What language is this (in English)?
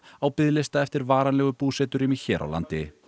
Icelandic